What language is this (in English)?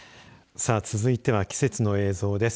Japanese